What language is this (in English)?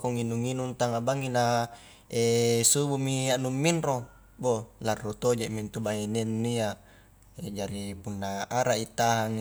Highland Konjo